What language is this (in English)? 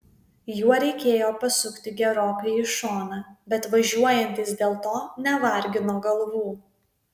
Lithuanian